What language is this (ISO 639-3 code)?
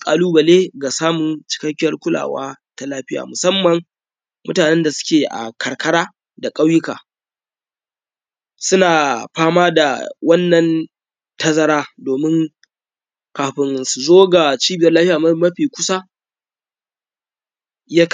hau